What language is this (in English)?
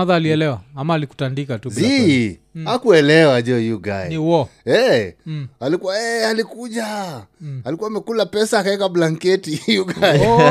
Swahili